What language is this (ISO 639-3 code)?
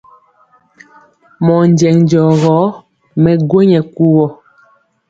mcx